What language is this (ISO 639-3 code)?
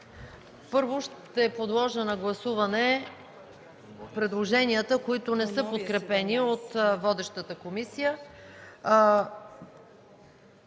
bul